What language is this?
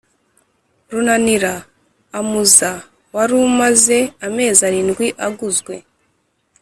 Kinyarwanda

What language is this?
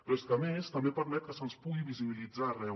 Catalan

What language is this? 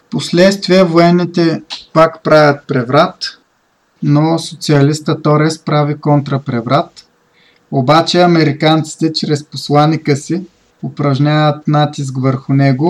Bulgarian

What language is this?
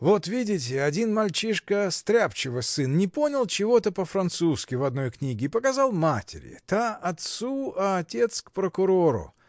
Russian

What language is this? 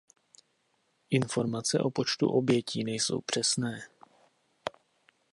Czech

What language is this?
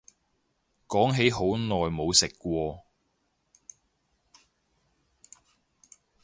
Cantonese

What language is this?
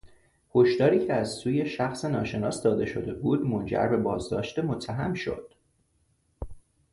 Persian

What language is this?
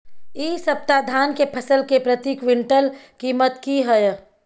Maithili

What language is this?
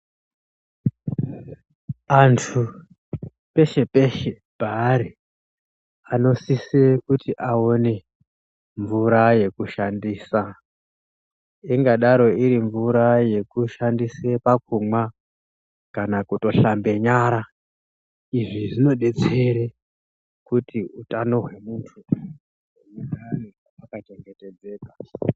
Ndau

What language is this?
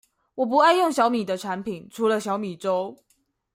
Chinese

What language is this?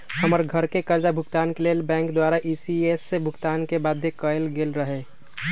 Magahi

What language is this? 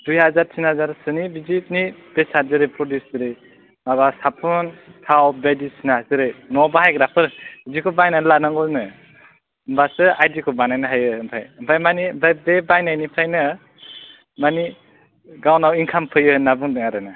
Bodo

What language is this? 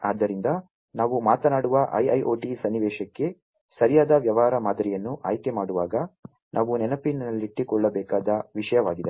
Kannada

